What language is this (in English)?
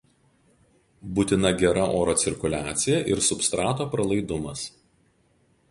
Lithuanian